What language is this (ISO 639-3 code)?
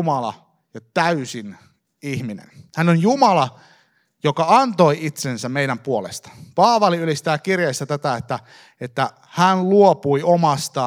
fin